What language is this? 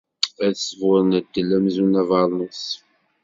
Kabyle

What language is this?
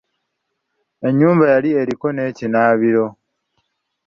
Ganda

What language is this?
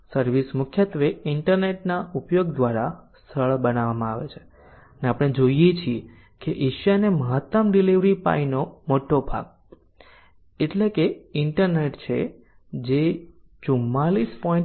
Gujarati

